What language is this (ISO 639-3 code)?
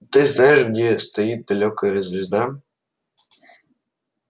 rus